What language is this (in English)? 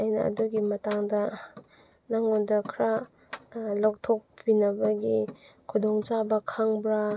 Manipuri